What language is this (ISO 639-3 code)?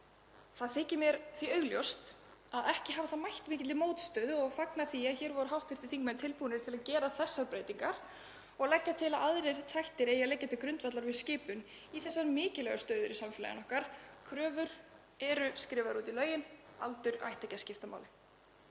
isl